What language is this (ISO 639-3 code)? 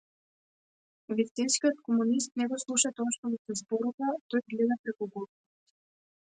mkd